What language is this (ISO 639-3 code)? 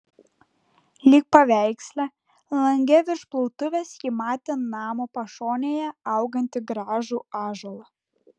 lit